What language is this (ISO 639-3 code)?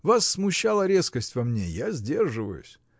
rus